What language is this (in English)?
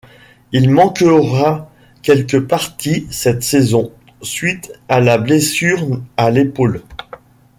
French